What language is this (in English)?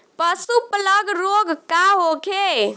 Bhojpuri